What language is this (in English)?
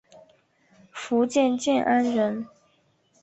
Chinese